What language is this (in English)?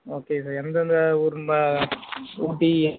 Tamil